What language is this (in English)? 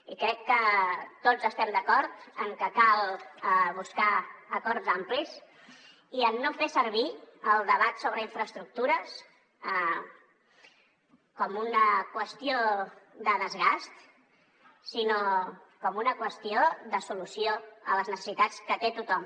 Catalan